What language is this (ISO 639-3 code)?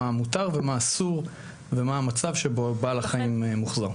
heb